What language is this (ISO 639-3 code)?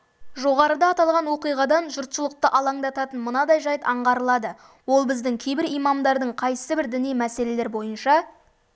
kaz